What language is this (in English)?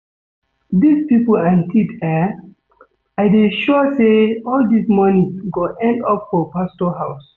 Nigerian Pidgin